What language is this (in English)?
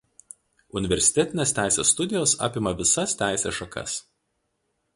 Lithuanian